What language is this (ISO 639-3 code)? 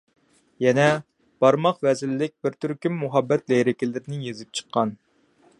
uig